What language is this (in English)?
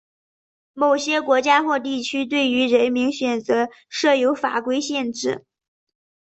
Chinese